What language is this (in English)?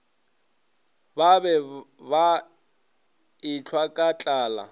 Northern Sotho